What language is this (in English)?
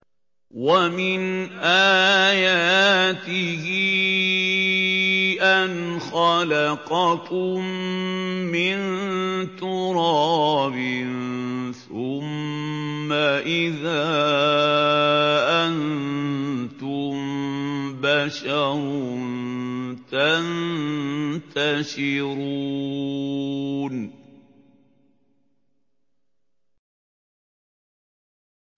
Arabic